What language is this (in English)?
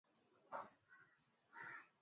Swahili